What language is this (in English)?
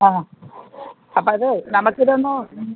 Malayalam